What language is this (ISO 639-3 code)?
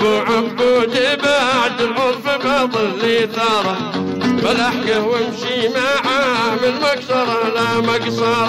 ara